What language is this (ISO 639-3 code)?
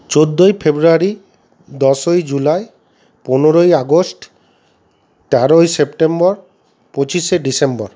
ben